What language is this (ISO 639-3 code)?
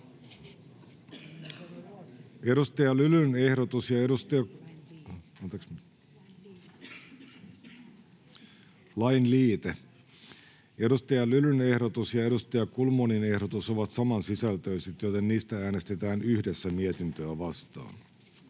fin